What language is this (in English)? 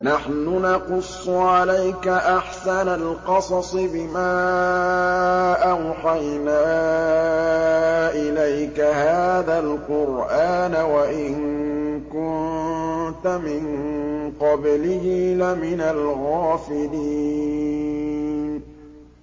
Arabic